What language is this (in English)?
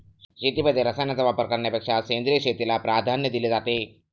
Marathi